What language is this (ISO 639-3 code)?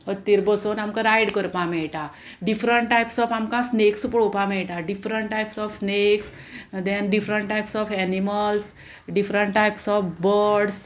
kok